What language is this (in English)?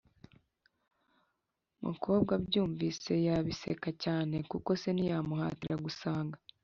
Kinyarwanda